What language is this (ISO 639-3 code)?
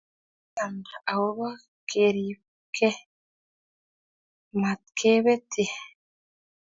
kln